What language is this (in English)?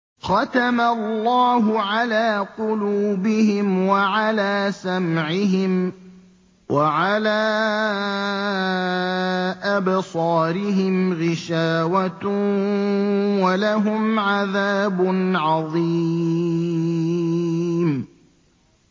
Arabic